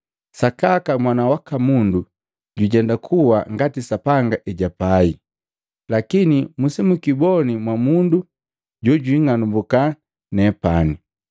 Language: Matengo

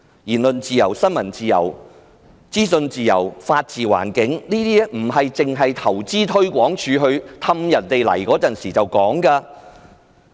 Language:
Cantonese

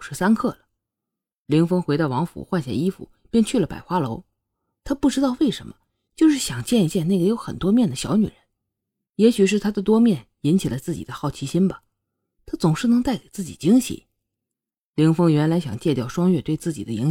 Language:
Chinese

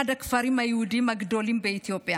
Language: Hebrew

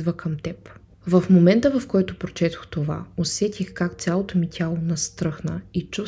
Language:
Bulgarian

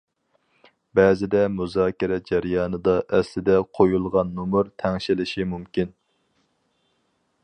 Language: Uyghur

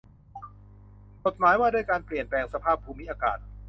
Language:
Thai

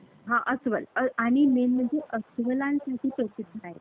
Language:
Marathi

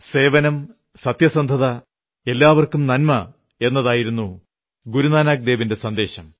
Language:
Malayalam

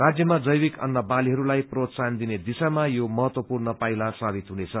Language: Nepali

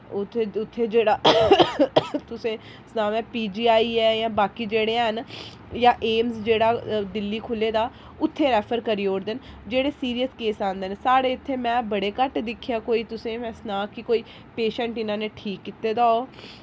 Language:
Dogri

